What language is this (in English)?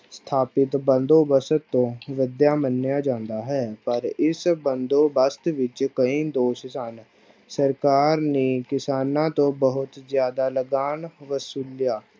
Punjabi